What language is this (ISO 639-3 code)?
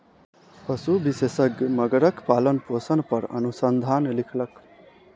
mai